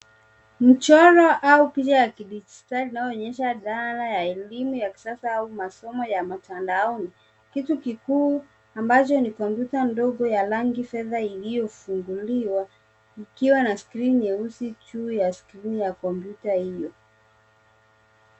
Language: Swahili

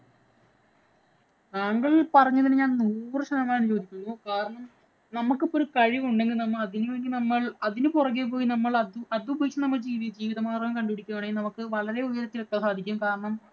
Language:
Malayalam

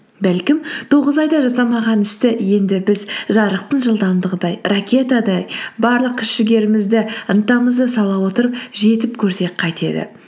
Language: Kazakh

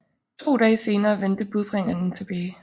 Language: Danish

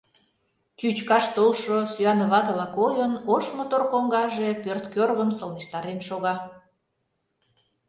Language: Mari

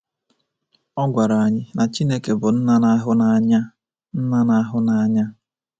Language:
Igbo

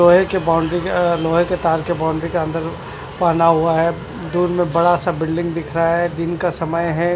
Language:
Hindi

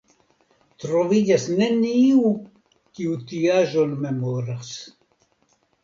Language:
Esperanto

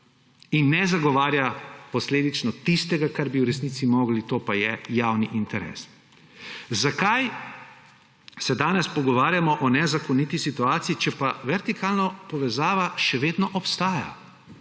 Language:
Slovenian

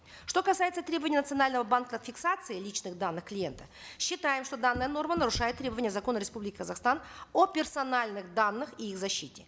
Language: Kazakh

